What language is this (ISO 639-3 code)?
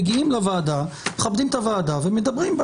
heb